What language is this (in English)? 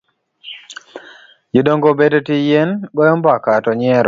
Luo (Kenya and Tanzania)